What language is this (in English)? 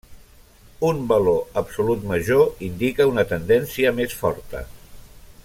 Catalan